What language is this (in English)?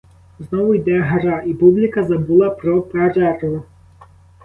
Ukrainian